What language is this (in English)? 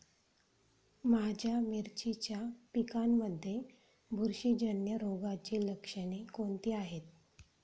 Marathi